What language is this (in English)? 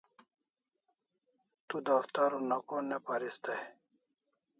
Kalasha